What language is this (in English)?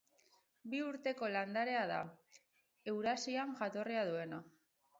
Basque